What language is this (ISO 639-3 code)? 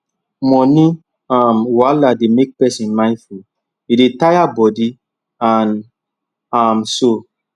pcm